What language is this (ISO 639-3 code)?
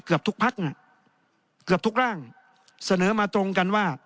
tha